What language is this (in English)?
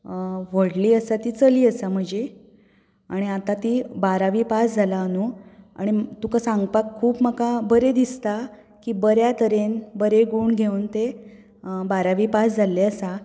Konkani